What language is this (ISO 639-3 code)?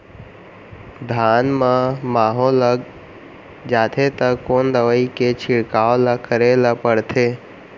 hne